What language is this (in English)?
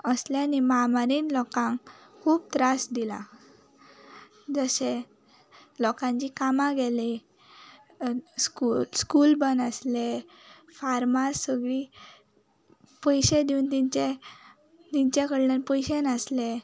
Konkani